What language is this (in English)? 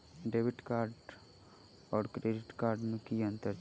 Maithili